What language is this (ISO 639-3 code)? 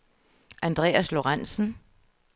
dan